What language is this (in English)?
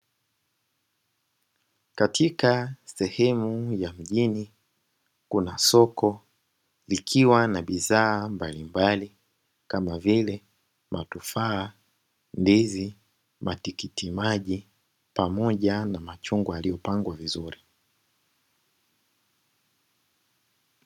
Swahili